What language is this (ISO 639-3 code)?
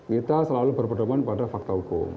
ind